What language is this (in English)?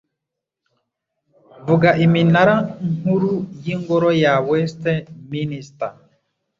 Kinyarwanda